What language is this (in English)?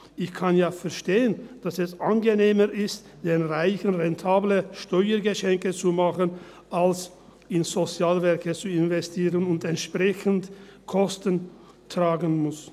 Swiss German